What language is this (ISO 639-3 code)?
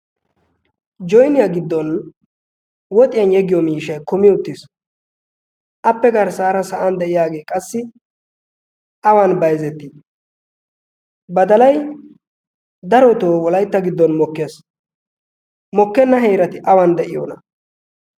wal